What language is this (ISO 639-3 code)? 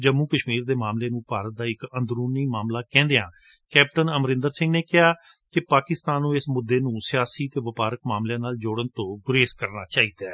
pan